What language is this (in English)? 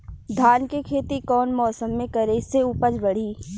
Bhojpuri